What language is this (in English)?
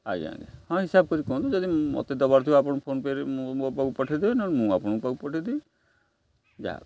Odia